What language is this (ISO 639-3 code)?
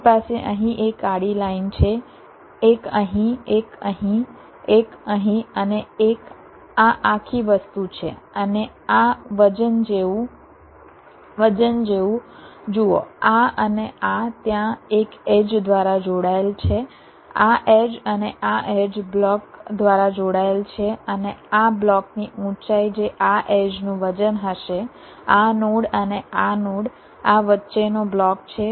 guj